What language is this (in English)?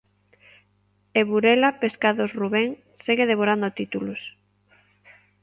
Galician